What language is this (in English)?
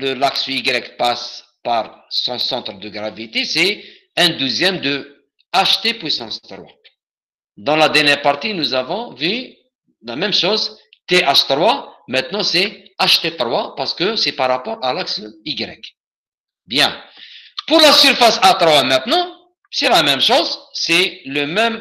French